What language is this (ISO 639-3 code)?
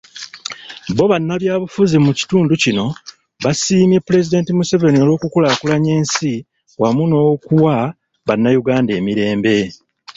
lug